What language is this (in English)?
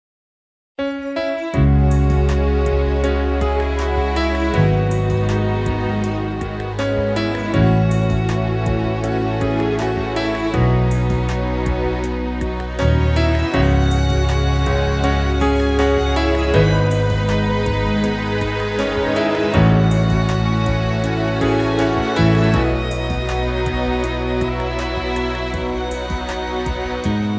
Indonesian